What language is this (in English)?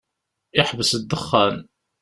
Kabyle